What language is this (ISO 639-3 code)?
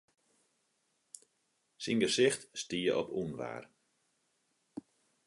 fry